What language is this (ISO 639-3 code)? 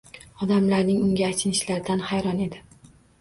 uzb